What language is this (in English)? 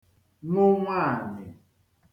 Igbo